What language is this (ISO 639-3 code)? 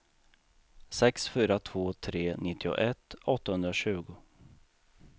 swe